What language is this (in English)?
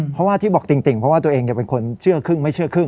Thai